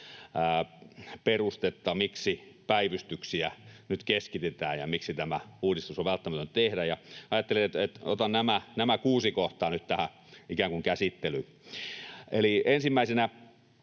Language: Finnish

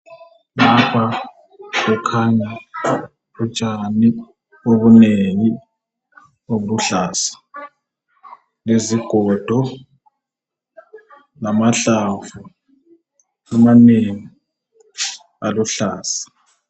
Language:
North Ndebele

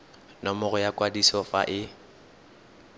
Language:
Tswana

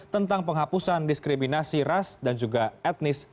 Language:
Indonesian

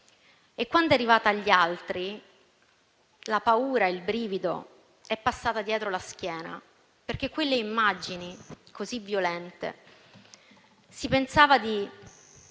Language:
Italian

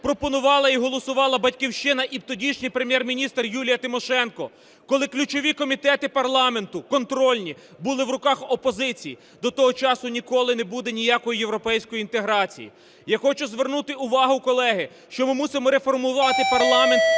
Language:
Ukrainian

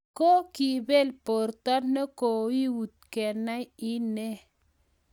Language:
Kalenjin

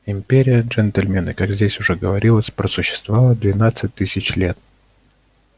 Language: Russian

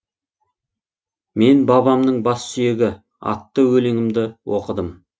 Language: Kazakh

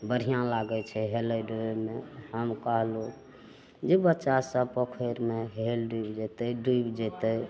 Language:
Maithili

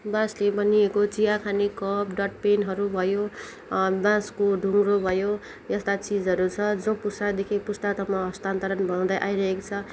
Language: Nepali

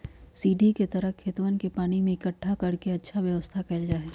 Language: Magahi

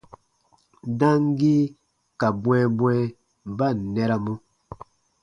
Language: Baatonum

